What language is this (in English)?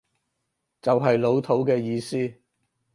Cantonese